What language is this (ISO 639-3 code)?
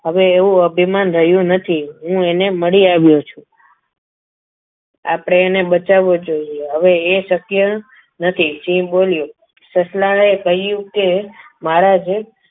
guj